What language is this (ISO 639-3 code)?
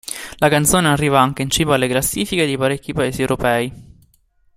ita